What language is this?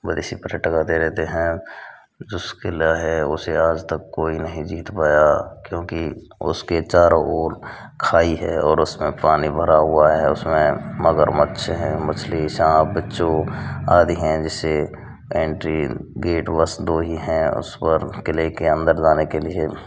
Hindi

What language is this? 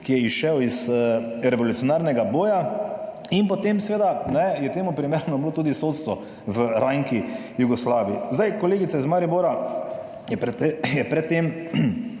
Slovenian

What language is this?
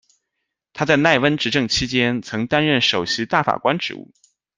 Chinese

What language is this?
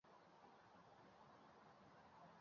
Uzbek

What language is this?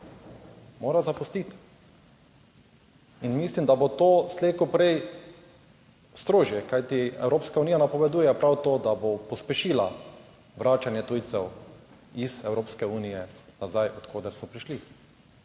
Slovenian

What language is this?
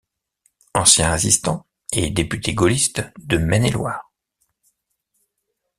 French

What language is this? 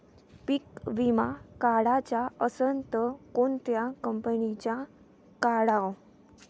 Marathi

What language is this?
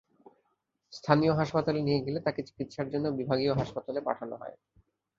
Bangla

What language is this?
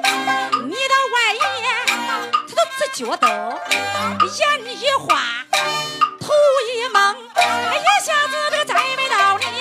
Chinese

